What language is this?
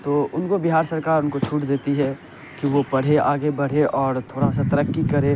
Urdu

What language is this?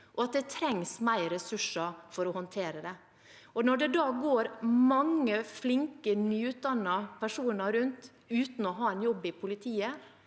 Norwegian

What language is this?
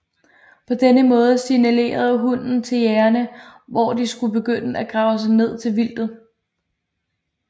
Danish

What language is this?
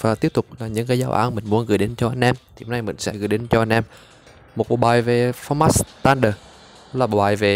Vietnamese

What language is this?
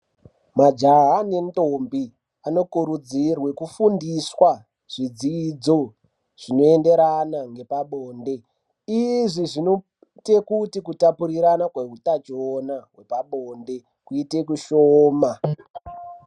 Ndau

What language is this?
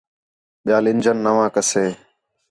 Khetrani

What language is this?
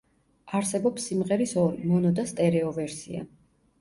Georgian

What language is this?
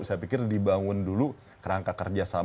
Indonesian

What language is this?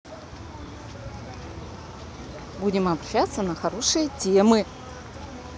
Russian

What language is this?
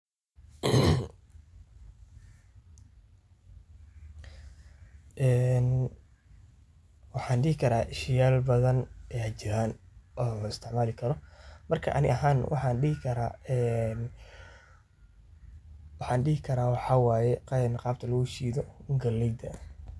Somali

